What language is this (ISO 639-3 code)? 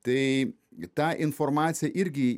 lit